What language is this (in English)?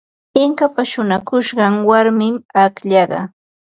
Ambo-Pasco Quechua